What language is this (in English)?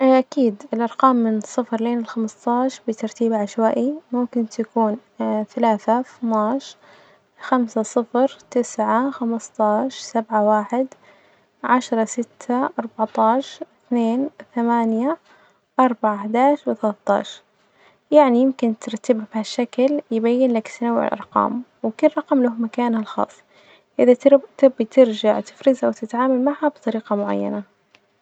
Najdi Arabic